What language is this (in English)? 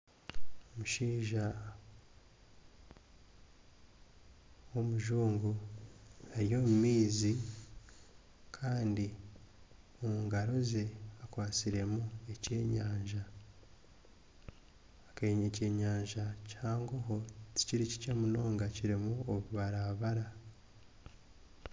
Nyankole